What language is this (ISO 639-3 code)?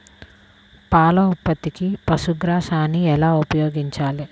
tel